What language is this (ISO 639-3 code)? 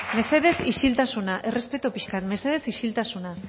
eus